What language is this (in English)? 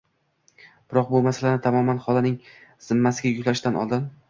Uzbek